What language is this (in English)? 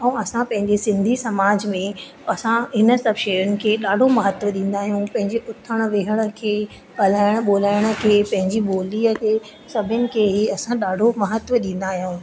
Sindhi